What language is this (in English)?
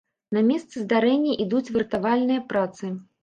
Belarusian